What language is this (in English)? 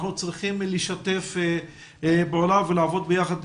Hebrew